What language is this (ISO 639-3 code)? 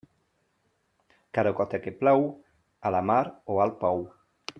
cat